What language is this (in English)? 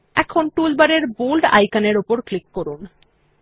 Bangla